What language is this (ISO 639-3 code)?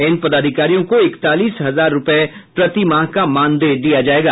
hin